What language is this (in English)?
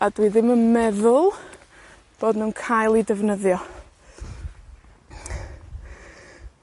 Welsh